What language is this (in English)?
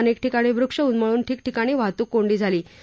Marathi